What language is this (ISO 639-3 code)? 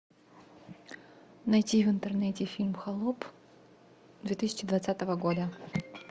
rus